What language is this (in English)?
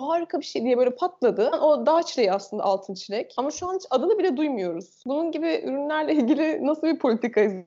Turkish